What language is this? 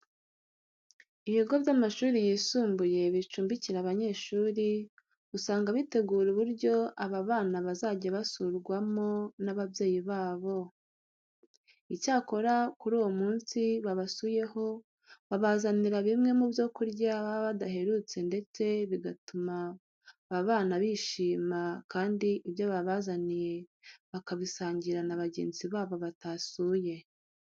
Kinyarwanda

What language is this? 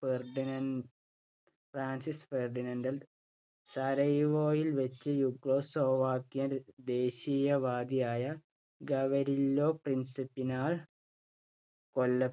Malayalam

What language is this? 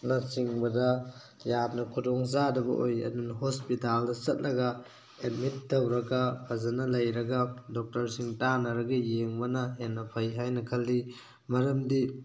Manipuri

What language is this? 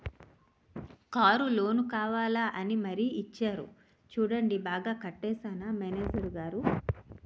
Telugu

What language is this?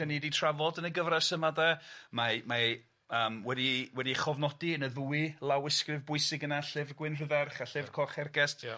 Welsh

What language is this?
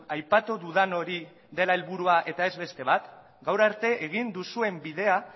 Basque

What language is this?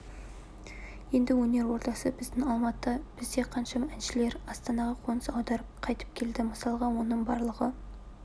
Kazakh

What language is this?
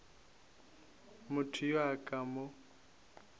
Northern Sotho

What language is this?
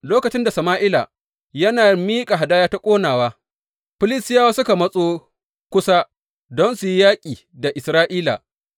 Hausa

